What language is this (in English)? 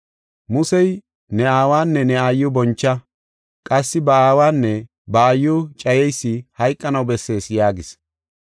Gofa